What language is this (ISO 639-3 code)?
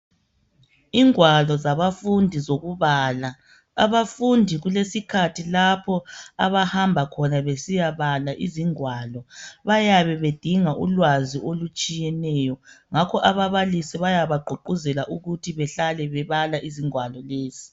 nde